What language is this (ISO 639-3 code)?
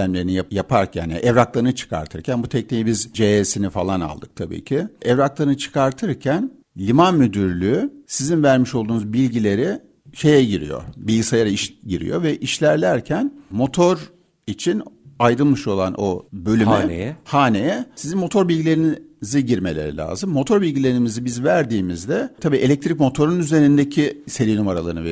tur